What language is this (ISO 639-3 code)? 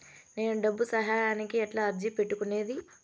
tel